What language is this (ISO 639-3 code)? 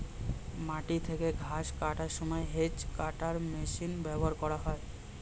ben